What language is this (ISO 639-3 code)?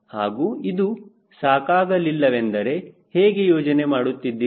kan